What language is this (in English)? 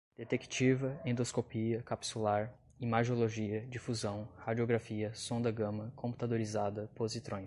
Portuguese